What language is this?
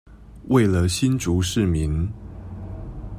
Chinese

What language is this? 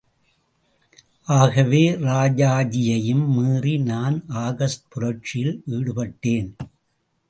Tamil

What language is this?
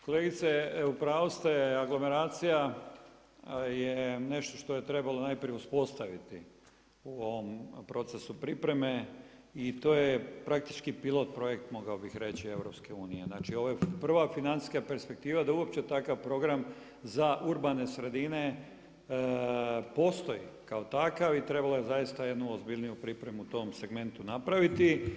Croatian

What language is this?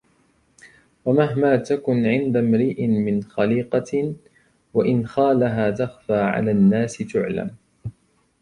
Arabic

